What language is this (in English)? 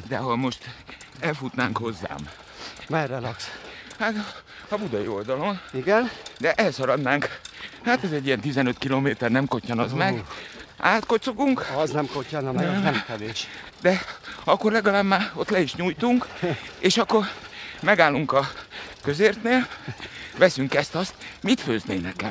Hungarian